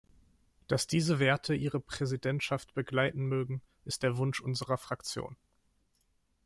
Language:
German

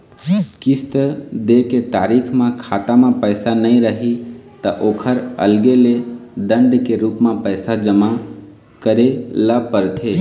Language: Chhattisgarhi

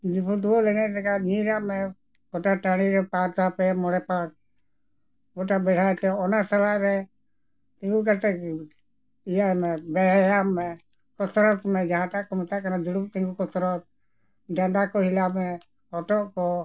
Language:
Santali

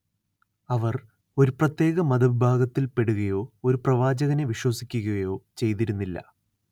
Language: Malayalam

